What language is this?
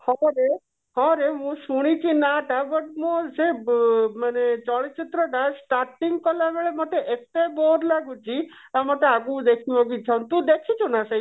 Odia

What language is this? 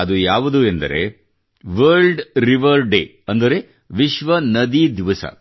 Kannada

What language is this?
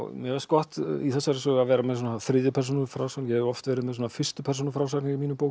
Icelandic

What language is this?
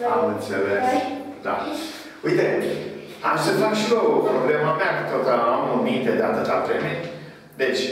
Romanian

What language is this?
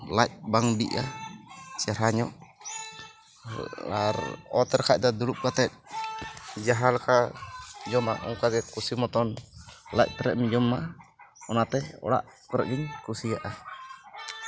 Santali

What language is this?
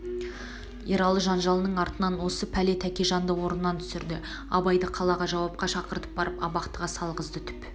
Kazakh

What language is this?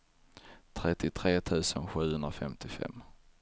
Swedish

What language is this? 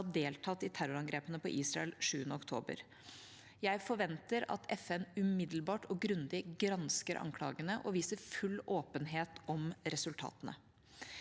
Norwegian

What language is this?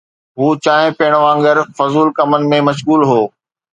Sindhi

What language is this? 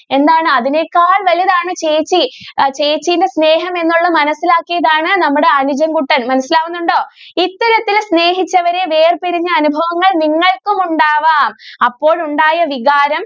Malayalam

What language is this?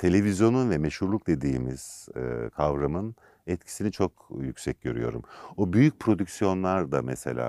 Turkish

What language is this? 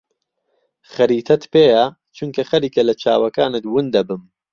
Central Kurdish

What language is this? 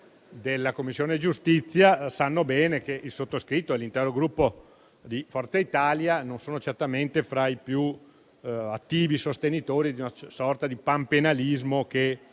Italian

